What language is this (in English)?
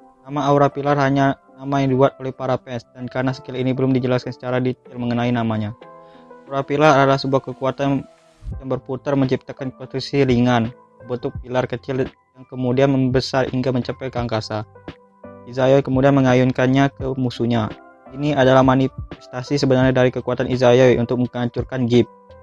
Indonesian